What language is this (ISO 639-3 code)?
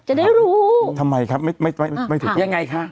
tha